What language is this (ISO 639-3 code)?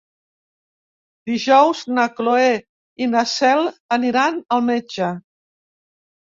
cat